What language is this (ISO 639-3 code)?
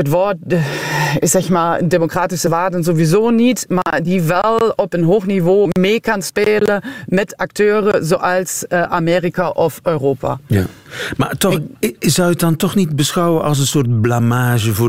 nld